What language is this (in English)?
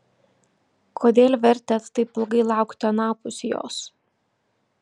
Lithuanian